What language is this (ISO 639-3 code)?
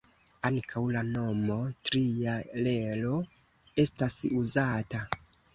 epo